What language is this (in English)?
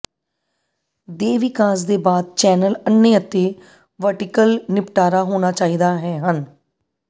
Punjabi